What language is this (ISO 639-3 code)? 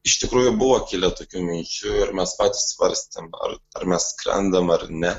lit